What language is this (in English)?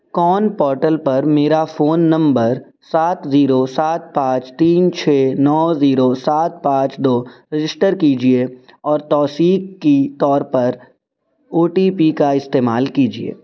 Urdu